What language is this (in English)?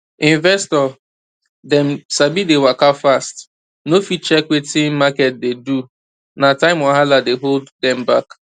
Nigerian Pidgin